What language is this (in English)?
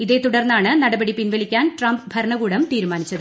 Malayalam